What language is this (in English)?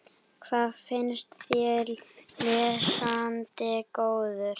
Icelandic